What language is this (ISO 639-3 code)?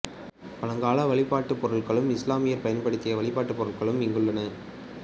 tam